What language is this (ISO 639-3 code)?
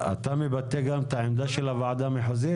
heb